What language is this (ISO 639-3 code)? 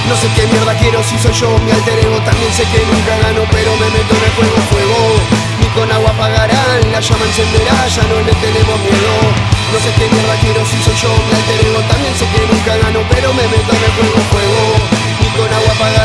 spa